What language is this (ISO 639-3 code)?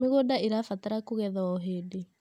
kik